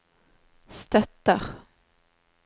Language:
Norwegian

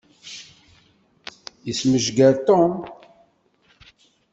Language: Kabyle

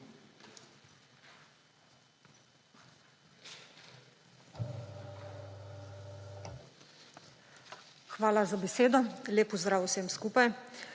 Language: Slovenian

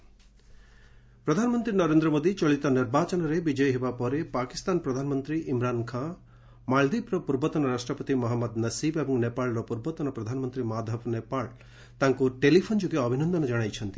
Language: Odia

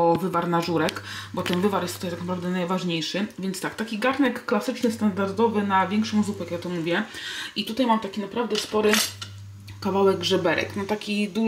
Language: Polish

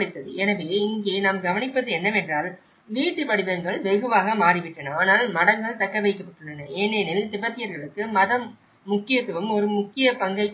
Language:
Tamil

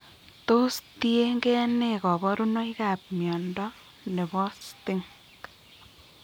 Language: Kalenjin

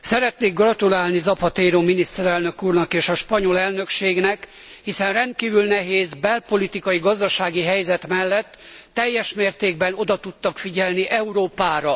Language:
Hungarian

